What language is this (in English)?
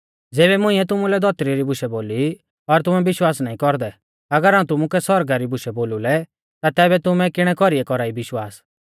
Mahasu Pahari